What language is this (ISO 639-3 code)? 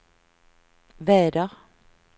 swe